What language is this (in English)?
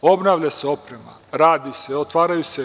Serbian